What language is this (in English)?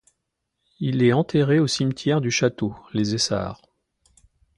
French